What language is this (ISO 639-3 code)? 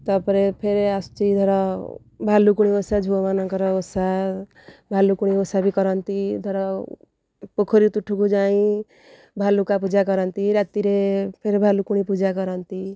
ori